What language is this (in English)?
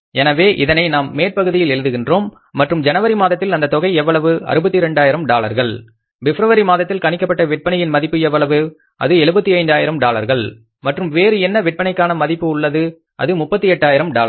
Tamil